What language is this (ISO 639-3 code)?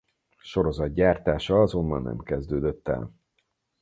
hun